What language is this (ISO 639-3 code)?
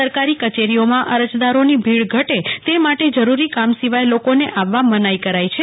guj